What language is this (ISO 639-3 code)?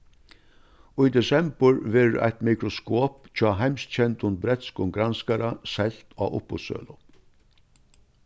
fao